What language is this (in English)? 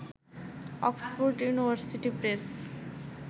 Bangla